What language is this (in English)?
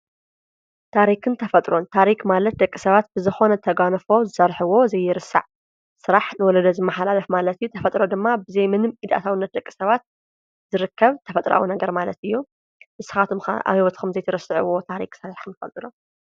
Tigrinya